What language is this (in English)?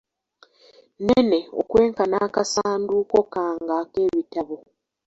Ganda